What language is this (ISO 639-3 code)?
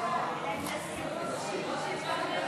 heb